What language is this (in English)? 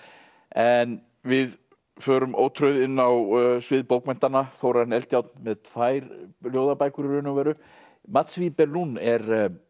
Icelandic